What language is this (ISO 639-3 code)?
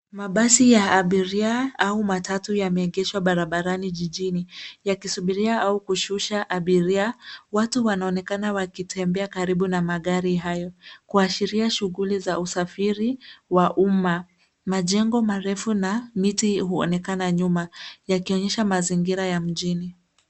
swa